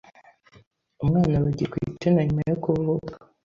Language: Kinyarwanda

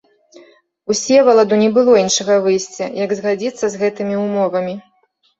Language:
Belarusian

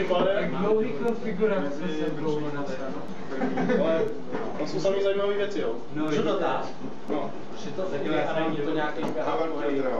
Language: Czech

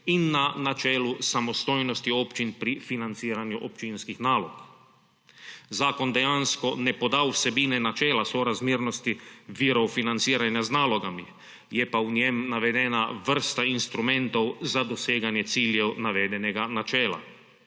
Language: Slovenian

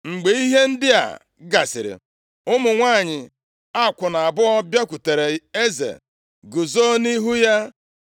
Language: Igbo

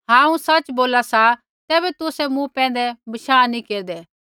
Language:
Kullu Pahari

